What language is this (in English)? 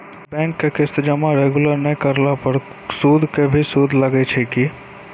Maithili